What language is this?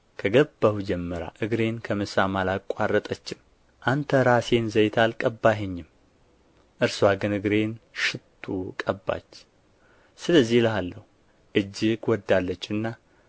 Amharic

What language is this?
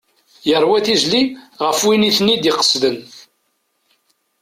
Kabyle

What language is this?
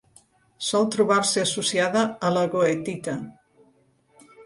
Catalan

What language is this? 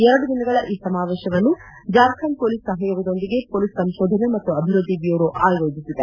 Kannada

